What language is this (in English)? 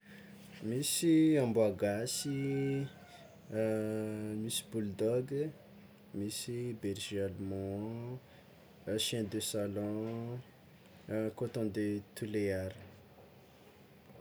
Tsimihety Malagasy